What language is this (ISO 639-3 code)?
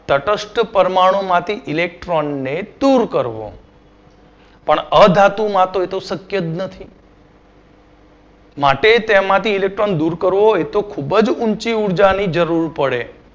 guj